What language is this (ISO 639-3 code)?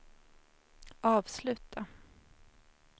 swe